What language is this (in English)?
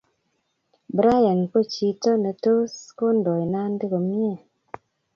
Kalenjin